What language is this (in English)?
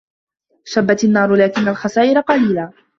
Arabic